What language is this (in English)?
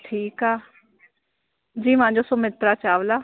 Sindhi